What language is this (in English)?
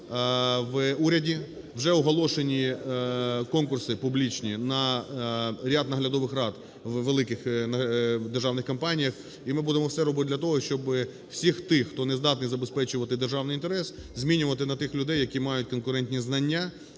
Ukrainian